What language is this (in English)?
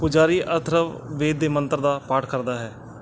Punjabi